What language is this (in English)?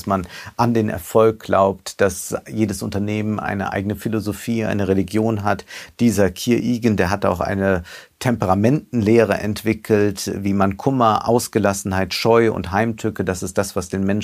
German